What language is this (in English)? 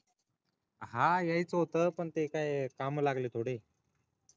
Marathi